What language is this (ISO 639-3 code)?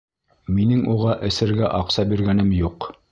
bak